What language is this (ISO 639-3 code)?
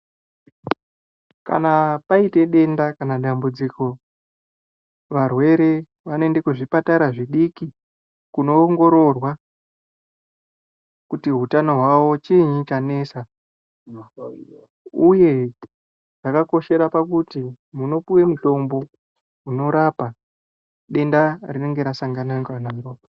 ndc